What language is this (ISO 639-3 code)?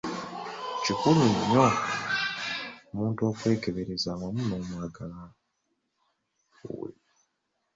lug